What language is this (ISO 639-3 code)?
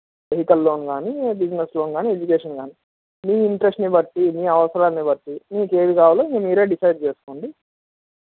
tel